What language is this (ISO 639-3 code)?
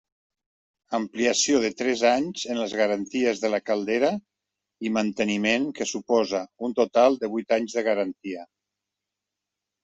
cat